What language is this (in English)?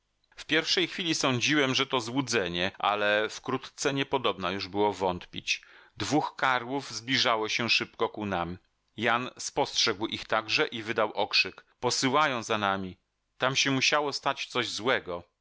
Polish